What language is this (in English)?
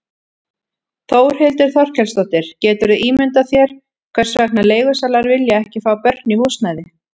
Icelandic